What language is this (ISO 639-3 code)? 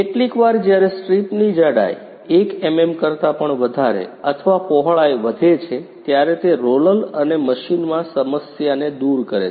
guj